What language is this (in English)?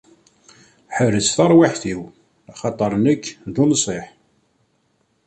Kabyle